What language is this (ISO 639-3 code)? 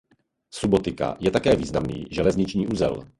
ces